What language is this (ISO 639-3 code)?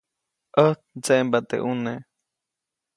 zoc